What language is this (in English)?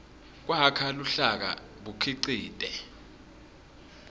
Swati